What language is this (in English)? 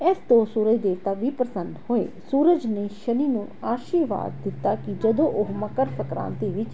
Punjabi